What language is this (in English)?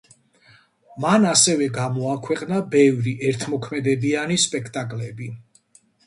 Georgian